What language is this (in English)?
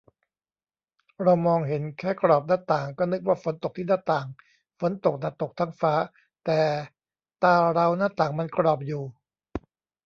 Thai